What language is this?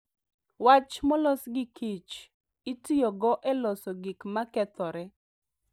Luo (Kenya and Tanzania)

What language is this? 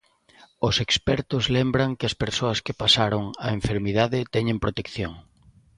Galician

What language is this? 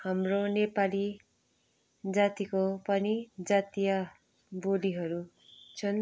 Nepali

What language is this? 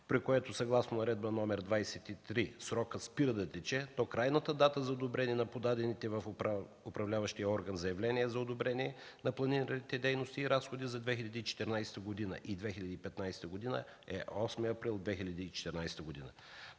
Bulgarian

